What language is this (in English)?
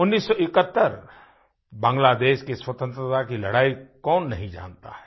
Hindi